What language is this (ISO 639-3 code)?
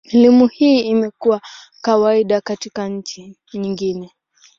swa